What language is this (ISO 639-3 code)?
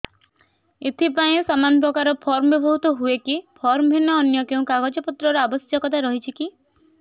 ori